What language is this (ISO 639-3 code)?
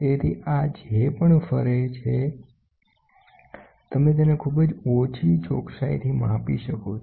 guj